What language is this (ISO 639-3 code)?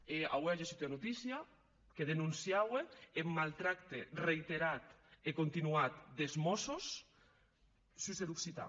cat